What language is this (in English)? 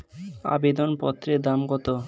Bangla